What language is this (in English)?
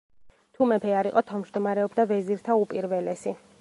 Georgian